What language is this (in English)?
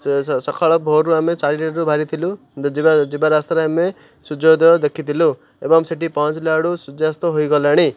Odia